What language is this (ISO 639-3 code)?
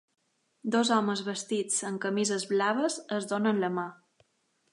cat